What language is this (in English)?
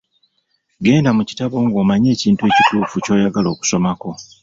Ganda